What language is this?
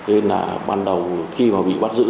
Vietnamese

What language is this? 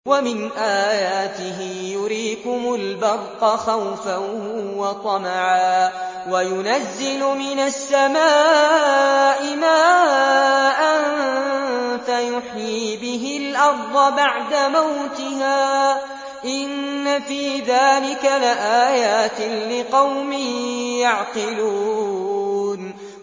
Arabic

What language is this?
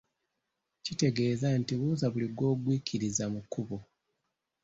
Ganda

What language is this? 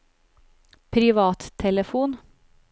Norwegian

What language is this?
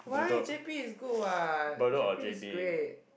English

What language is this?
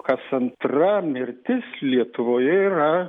Lithuanian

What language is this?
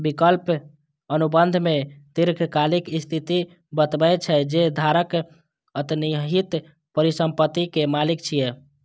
Maithili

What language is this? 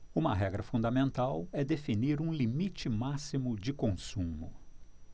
Portuguese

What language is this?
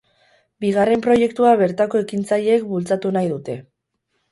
Basque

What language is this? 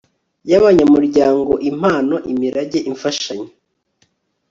Kinyarwanda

